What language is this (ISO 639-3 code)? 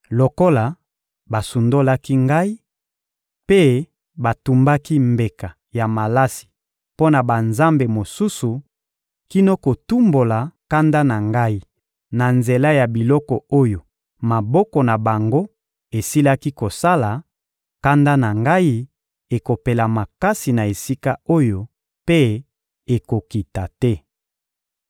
lin